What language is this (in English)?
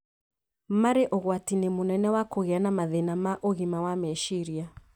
Kikuyu